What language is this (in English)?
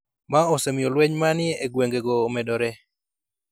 Luo (Kenya and Tanzania)